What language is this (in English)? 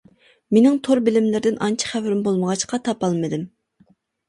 Uyghur